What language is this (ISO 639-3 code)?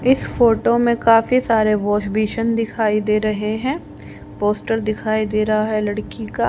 hin